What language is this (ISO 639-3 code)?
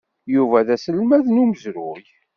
kab